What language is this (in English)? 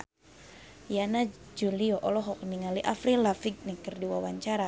Sundanese